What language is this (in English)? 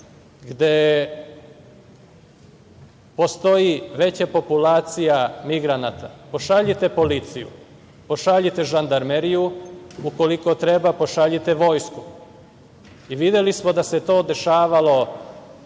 Serbian